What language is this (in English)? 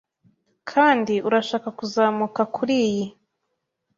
Kinyarwanda